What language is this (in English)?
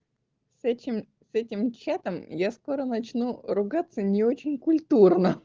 Russian